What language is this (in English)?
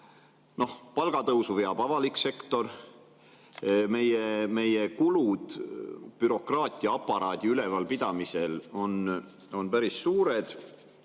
Estonian